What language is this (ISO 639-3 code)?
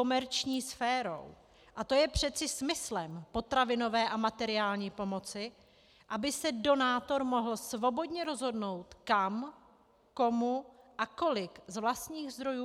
ces